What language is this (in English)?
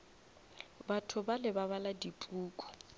Northern Sotho